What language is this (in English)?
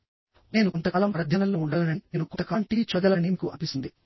Telugu